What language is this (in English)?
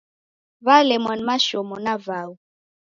Taita